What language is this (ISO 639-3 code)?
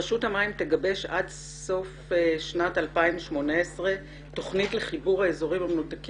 heb